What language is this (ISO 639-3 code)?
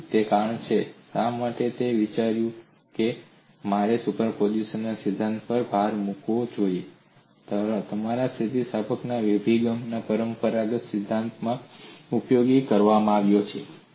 guj